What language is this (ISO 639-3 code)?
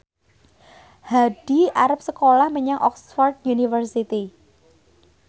jav